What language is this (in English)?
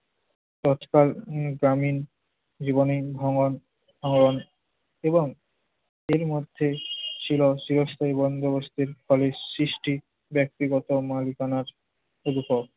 Bangla